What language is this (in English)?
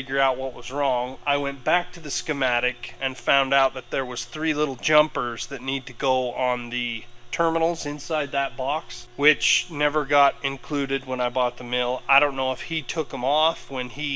English